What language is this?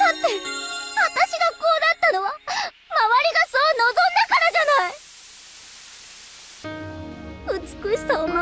Japanese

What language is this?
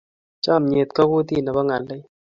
Kalenjin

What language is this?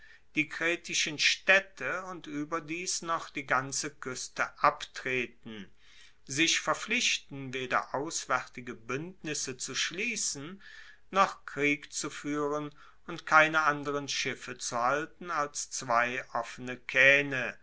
German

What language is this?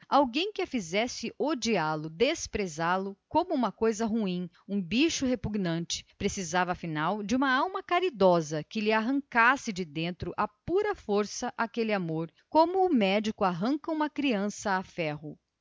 Portuguese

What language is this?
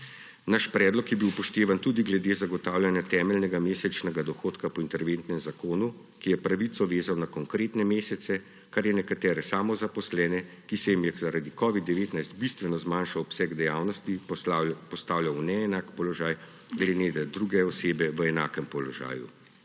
Slovenian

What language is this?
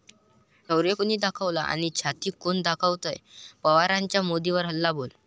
Marathi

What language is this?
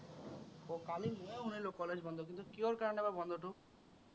Assamese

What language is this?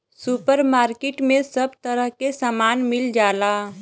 Bhojpuri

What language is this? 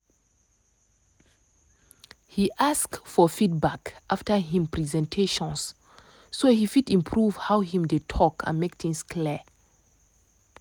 Nigerian Pidgin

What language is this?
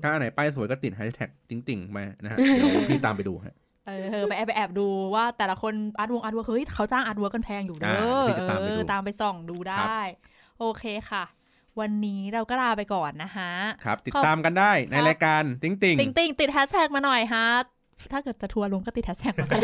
Thai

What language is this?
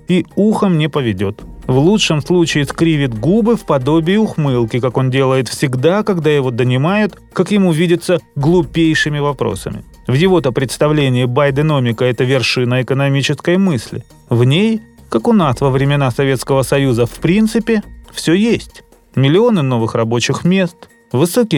Russian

